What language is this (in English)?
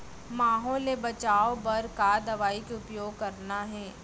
Chhattisgarhi